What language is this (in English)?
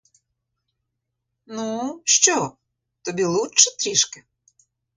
Ukrainian